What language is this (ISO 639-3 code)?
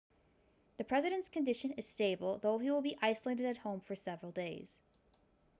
eng